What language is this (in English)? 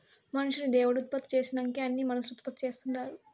Telugu